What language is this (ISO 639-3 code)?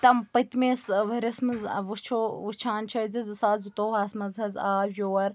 kas